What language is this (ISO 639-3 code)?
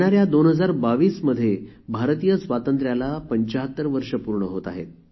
mar